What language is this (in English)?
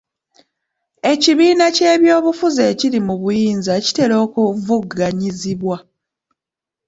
Ganda